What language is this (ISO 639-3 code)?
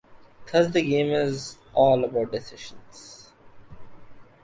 eng